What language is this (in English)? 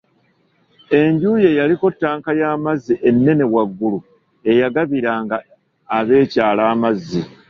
Ganda